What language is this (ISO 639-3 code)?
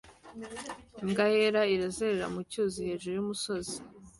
kin